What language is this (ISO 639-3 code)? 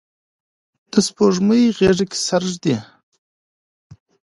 pus